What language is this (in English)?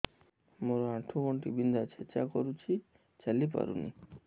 Odia